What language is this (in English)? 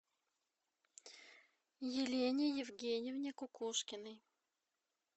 Russian